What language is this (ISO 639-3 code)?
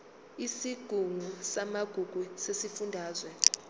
zul